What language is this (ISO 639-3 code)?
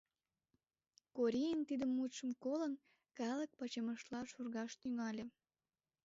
chm